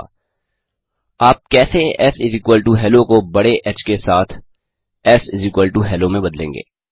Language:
Hindi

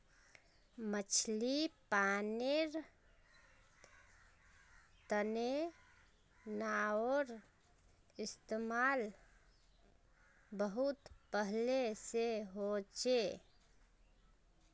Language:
Magahi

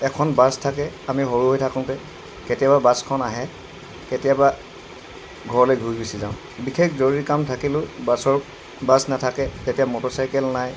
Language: Assamese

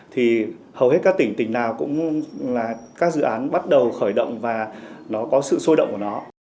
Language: Vietnamese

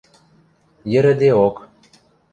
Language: Western Mari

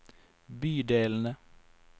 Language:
Norwegian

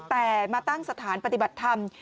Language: Thai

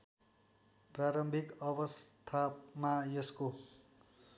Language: Nepali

